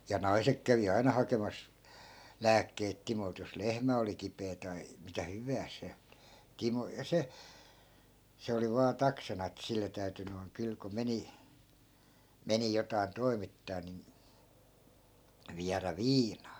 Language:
Finnish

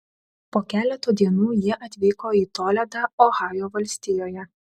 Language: Lithuanian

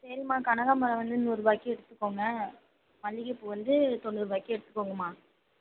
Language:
Tamil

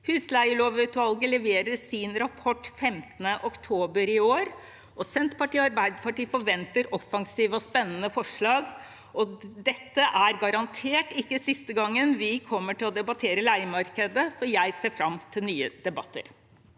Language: Norwegian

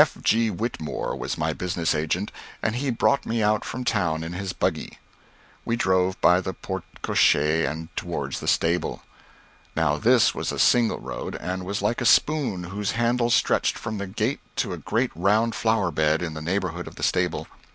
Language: English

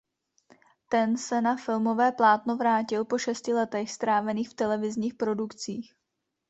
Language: Czech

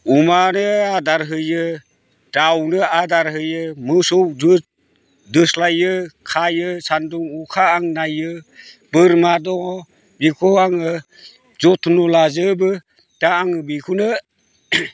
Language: Bodo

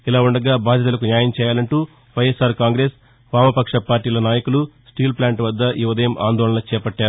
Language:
Telugu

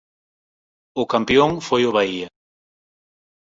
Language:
Galician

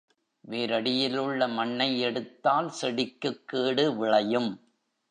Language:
Tamil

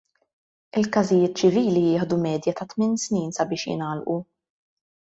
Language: Maltese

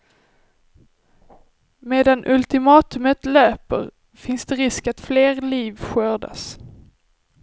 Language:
Swedish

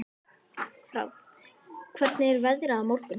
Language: Icelandic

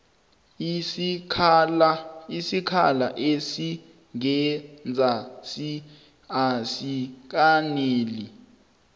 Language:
South Ndebele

